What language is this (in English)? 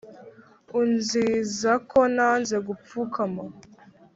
Kinyarwanda